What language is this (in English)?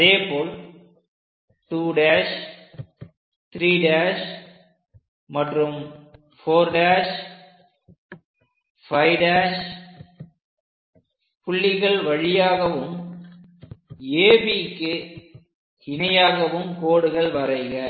Tamil